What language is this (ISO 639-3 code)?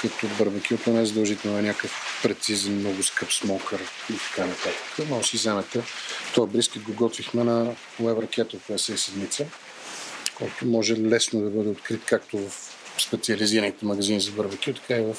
bul